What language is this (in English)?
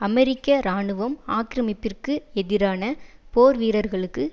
Tamil